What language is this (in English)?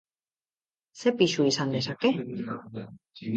Basque